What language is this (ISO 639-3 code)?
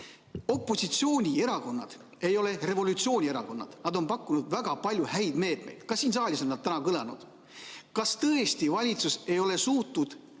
est